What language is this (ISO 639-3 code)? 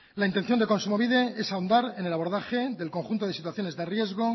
spa